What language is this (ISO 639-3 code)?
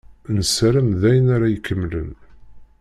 kab